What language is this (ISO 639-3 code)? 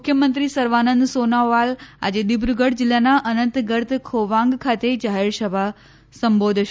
guj